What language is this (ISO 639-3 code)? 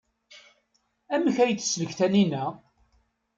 kab